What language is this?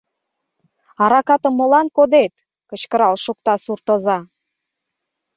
Mari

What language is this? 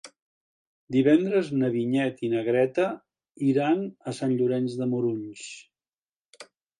Catalan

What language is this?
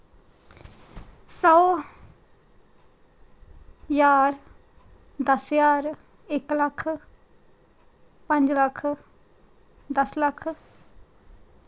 Dogri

